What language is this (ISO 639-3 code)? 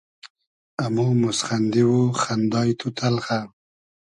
haz